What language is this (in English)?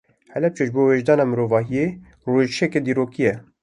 Kurdish